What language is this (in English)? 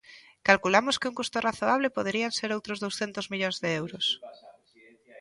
Galician